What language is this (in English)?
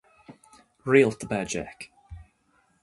Irish